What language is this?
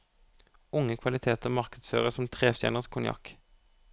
Norwegian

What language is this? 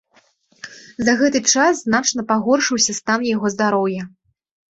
Belarusian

